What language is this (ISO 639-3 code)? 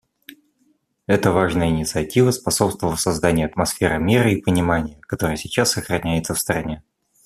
rus